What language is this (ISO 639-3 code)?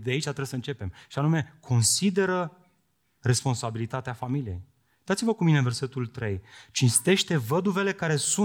ron